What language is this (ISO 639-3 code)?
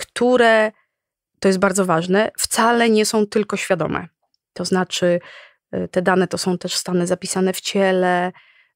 pol